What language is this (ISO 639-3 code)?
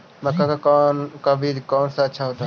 mag